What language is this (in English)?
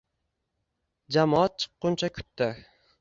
Uzbek